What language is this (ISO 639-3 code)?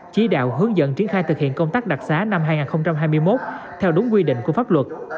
vie